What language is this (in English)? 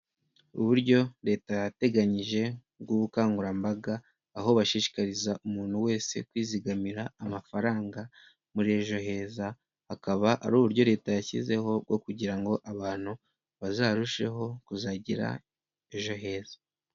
Kinyarwanda